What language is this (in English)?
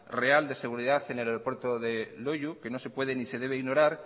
Spanish